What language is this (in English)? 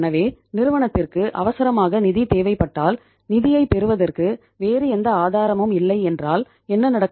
Tamil